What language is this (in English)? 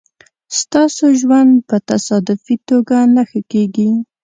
Pashto